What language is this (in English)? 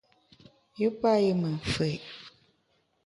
Bamun